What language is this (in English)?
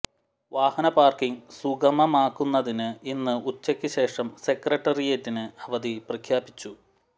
Malayalam